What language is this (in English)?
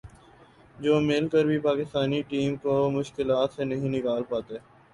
Urdu